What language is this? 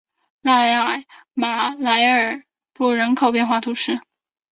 Chinese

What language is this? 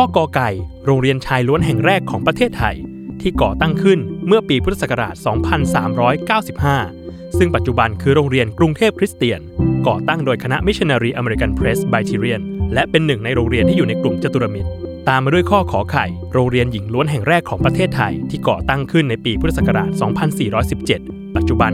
Thai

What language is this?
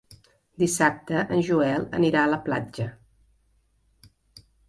Catalan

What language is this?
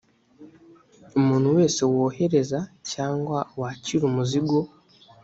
Kinyarwanda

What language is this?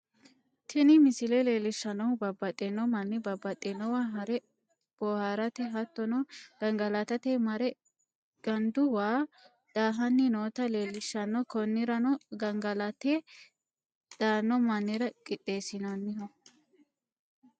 Sidamo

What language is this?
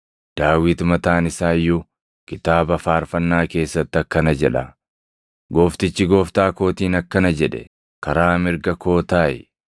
Oromo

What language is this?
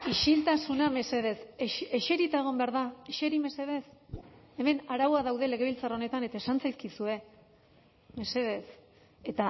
Basque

